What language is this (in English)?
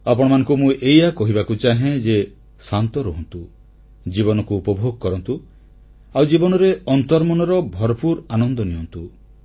Odia